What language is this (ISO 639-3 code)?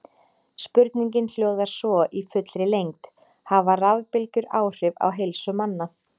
isl